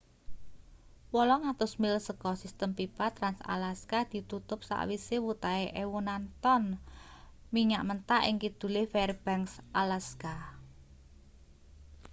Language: Javanese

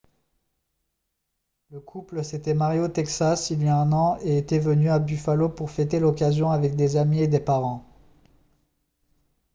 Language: French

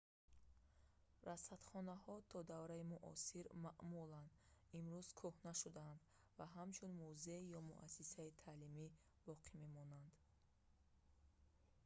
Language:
Tajik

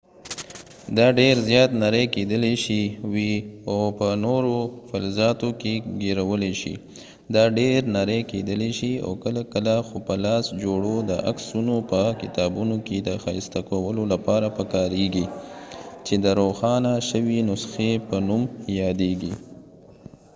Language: Pashto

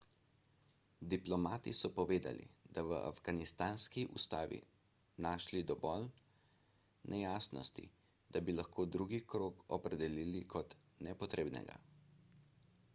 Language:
Slovenian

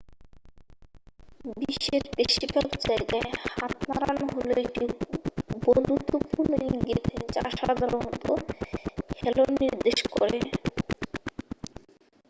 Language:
Bangla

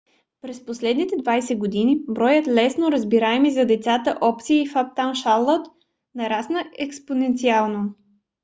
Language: Bulgarian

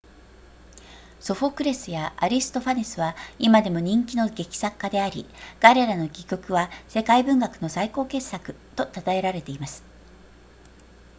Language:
Japanese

